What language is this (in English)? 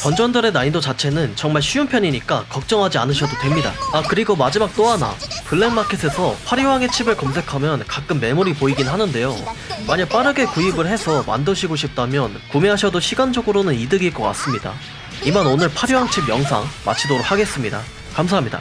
Korean